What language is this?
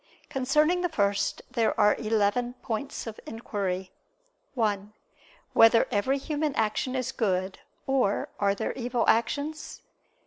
English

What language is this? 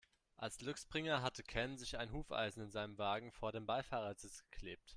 German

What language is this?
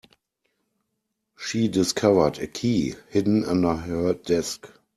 English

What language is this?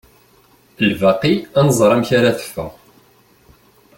Kabyle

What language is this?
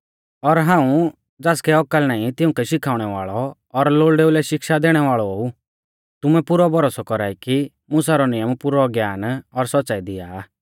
Mahasu Pahari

